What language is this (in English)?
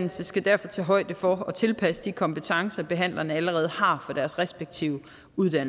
Danish